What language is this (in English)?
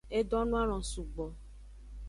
Aja (Benin)